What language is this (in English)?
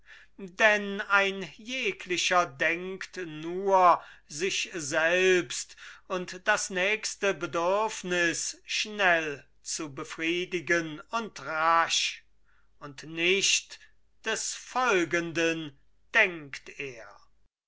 German